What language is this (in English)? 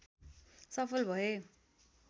Nepali